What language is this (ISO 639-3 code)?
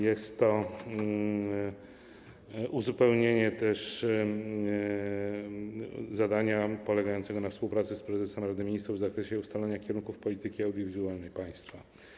pol